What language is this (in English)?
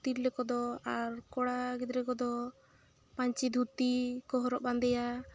Santali